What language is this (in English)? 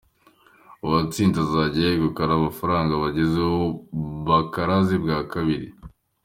Kinyarwanda